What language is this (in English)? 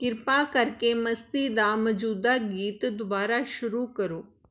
Punjabi